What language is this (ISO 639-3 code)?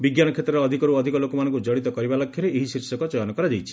ori